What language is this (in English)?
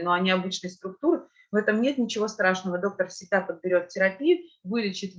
Russian